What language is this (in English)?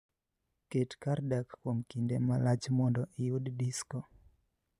Luo (Kenya and Tanzania)